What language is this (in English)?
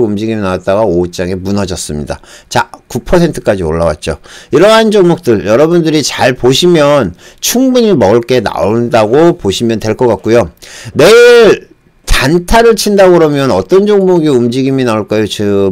Korean